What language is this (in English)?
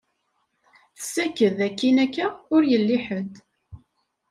Kabyle